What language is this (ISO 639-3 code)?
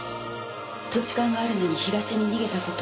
jpn